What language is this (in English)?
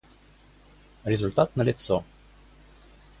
Russian